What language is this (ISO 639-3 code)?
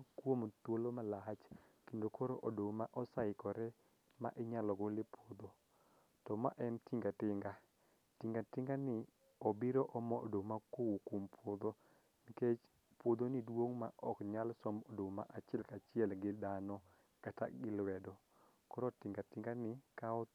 luo